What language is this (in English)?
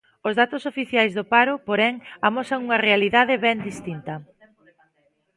Galician